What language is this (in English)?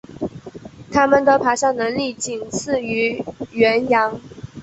Chinese